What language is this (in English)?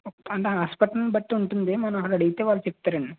Telugu